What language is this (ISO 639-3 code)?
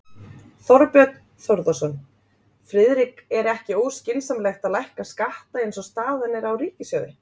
isl